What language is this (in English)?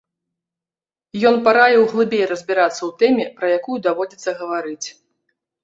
Belarusian